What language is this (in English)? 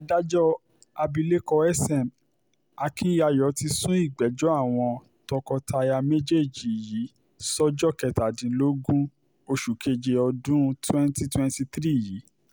Yoruba